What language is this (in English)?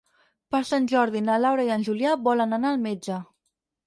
Catalan